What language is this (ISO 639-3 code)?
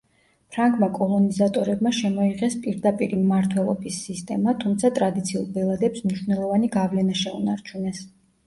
kat